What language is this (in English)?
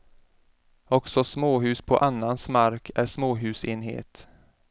Swedish